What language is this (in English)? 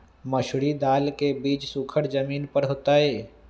Magahi